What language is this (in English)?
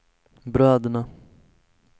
Swedish